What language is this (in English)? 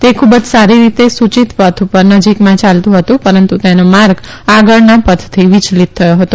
Gujarati